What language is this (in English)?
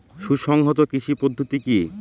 Bangla